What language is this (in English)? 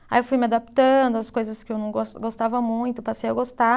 Portuguese